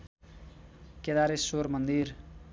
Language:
Nepali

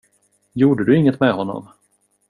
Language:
Swedish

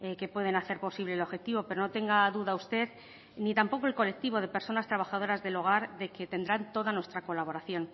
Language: Spanish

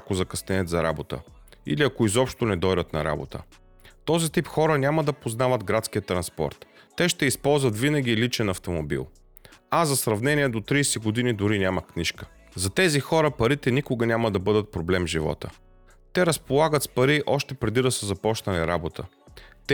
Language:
Bulgarian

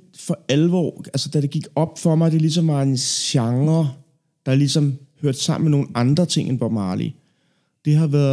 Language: Danish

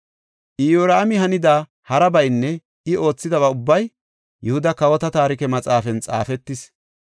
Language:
Gofa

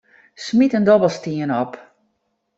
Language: Western Frisian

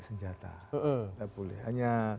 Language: Indonesian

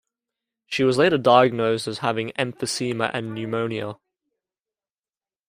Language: English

